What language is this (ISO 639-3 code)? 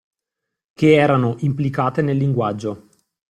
ita